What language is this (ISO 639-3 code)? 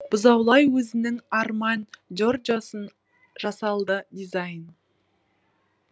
kaz